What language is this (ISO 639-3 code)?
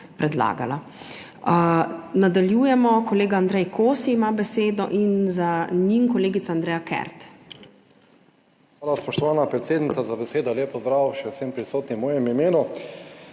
slv